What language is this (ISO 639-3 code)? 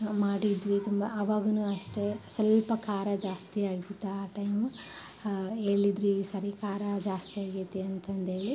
kan